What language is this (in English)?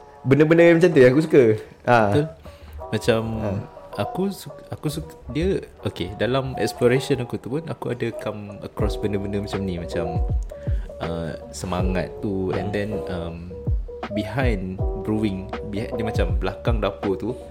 Malay